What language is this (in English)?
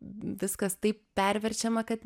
Lithuanian